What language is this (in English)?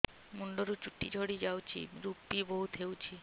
Odia